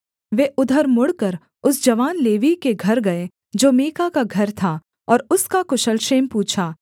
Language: Hindi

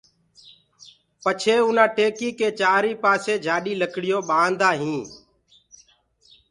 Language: Gurgula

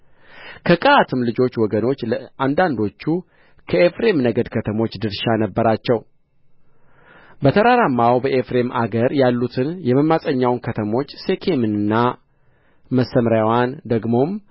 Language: Amharic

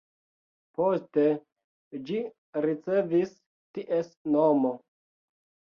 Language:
Esperanto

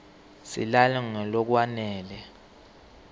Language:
Swati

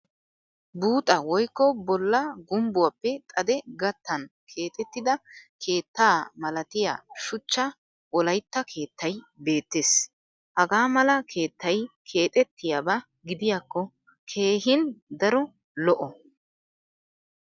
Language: Wolaytta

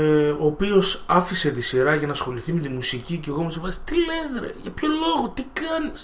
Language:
Greek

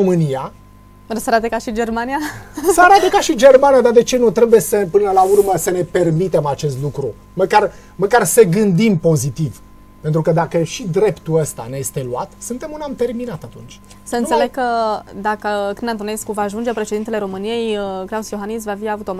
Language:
Romanian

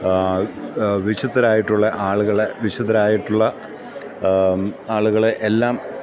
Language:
Malayalam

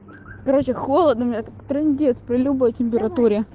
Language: Russian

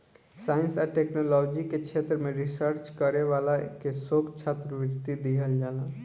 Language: Bhojpuri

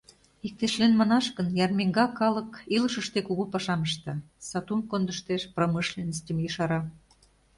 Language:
Mari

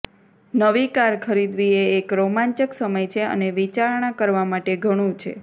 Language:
Gujarati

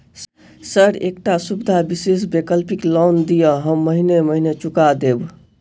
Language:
Maithili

